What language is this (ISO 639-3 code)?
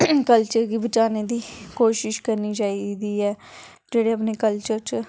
doi